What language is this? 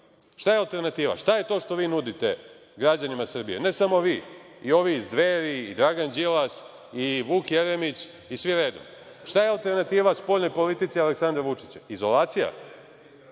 Serbian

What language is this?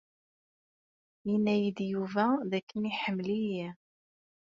Kabyle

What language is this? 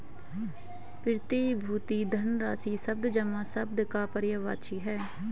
Hindi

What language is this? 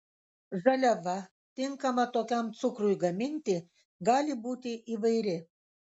Lithuanian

